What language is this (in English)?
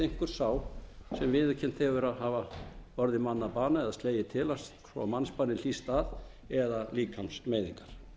Icelandic